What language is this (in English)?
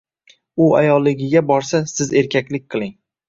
Uzbek